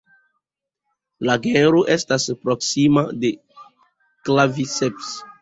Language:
Esperanto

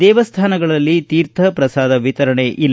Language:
Kannada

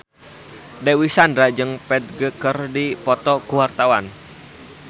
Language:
Sundanese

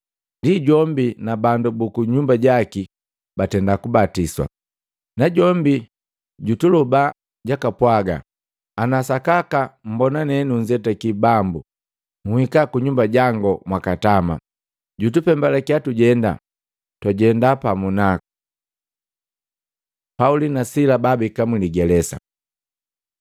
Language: Matengo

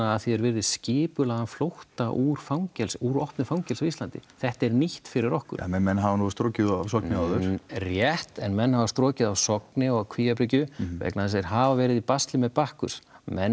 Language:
Icelandic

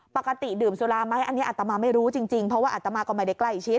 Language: Thai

